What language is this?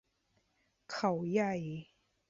Thai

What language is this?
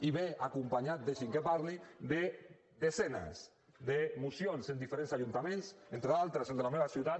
Catalan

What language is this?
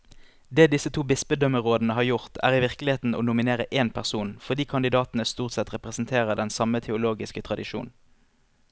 Norwegian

